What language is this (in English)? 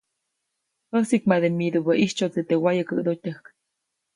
Copainalá Zoque